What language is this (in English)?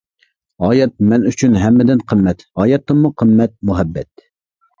Uyghur